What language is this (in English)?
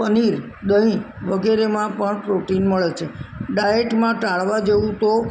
Gujarati